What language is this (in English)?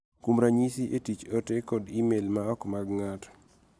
Luo (Kenya and Tanzania)